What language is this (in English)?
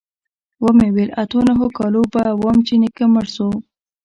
Pashto